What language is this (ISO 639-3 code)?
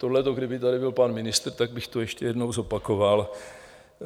ces